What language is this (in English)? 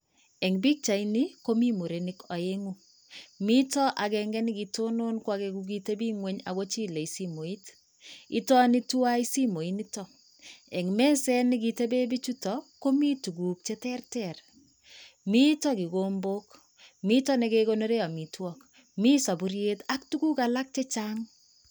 Kalenjin